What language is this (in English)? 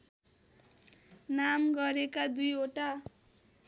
Nepali